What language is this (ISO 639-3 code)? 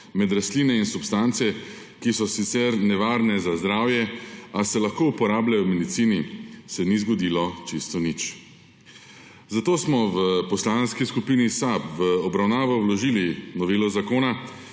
slv